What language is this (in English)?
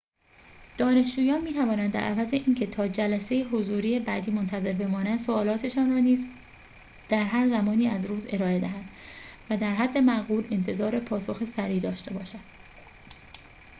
Persian